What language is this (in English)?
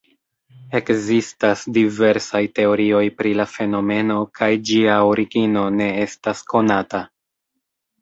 Esperanto